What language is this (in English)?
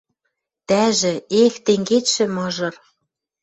Western Mari